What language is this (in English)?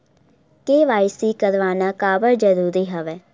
Chhattisgarhi